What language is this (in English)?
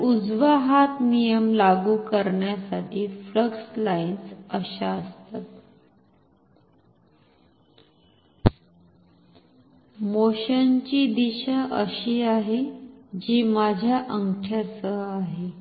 Marathi